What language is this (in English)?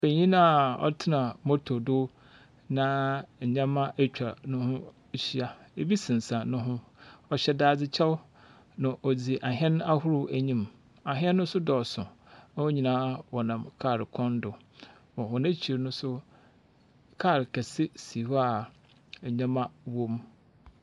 Akan